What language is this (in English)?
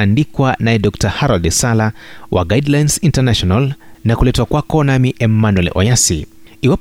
Swahili